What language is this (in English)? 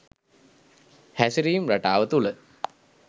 Sinhala